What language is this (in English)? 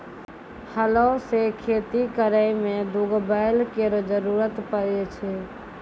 Maithili